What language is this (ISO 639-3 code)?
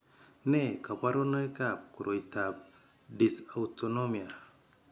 kln